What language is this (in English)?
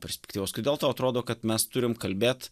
Lithuanian